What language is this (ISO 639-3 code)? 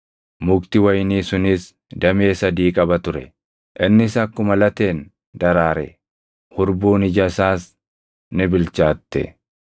orm